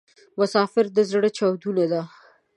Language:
Pashto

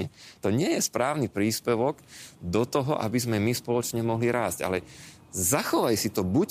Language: Slovak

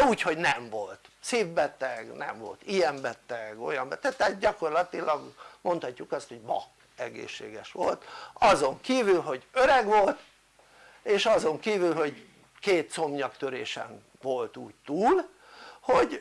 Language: Hungarian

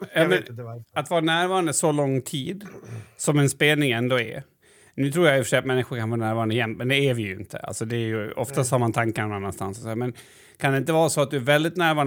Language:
Swedish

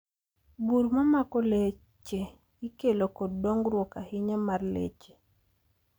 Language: Luo (Kenya and Tanzania)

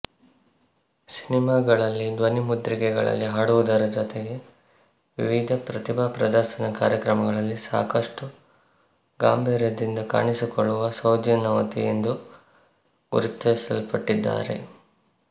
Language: Kannada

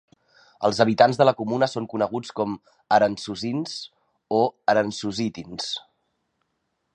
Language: Catalan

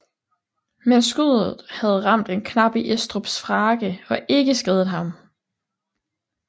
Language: Danish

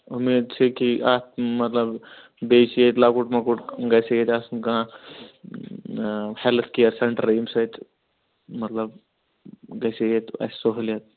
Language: Kashmiri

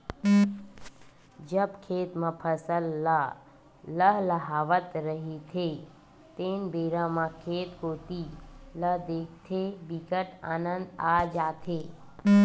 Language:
Chhattisgarhi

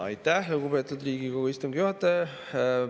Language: Estonian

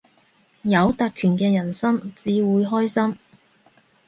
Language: Cantonese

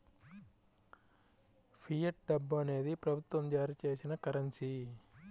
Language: Telugu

